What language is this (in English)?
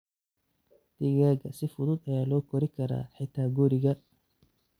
Somali